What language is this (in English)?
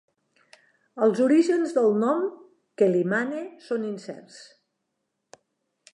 Catalan